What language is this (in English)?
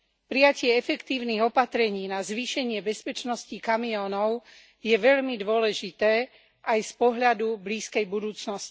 Slovak